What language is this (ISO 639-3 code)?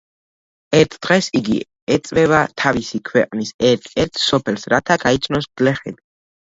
kat